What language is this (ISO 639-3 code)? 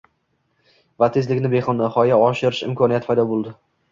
uzb